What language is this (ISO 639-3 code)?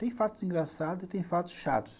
por